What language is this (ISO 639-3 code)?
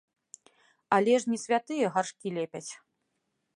bel